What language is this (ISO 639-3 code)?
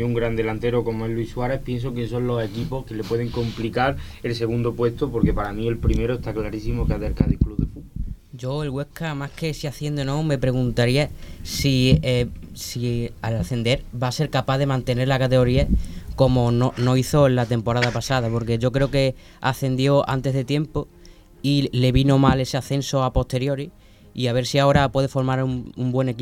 spa